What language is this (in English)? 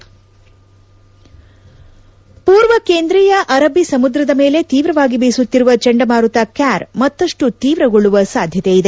Kannada